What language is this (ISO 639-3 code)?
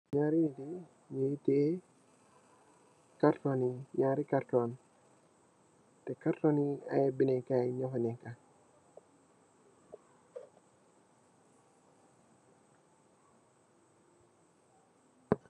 wol